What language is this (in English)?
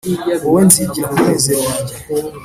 Kinyarwanda